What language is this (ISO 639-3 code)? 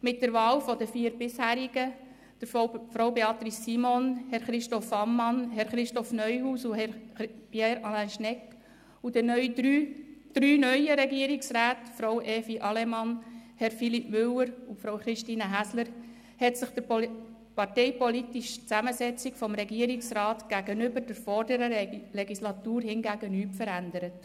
gsw